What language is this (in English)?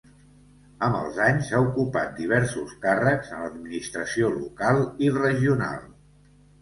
Catalan